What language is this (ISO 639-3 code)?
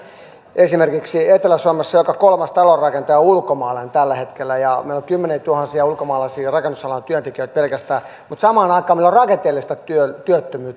fin